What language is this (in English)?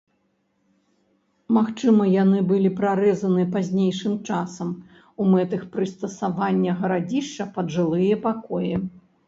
Belarusian